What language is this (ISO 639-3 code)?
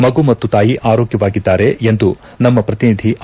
kan